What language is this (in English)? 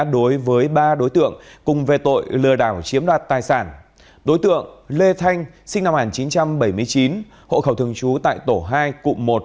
Vietnamese